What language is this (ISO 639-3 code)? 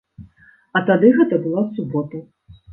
bel